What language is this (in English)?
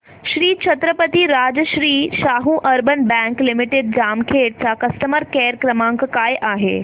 Marathi